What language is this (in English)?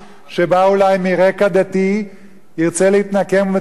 Hebrew